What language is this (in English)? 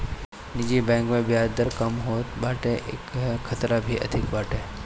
Bhojpuri